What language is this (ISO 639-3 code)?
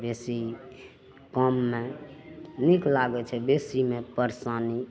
mai